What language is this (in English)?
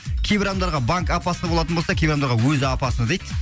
Kazakh